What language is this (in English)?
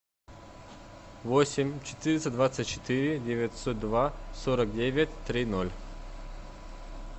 Russian